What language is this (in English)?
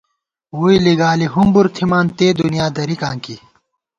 Gawar-Bati